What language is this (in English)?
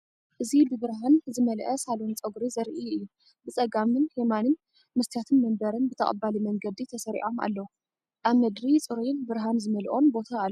Tigrinya